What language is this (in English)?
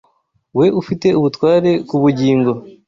Kinyarwanda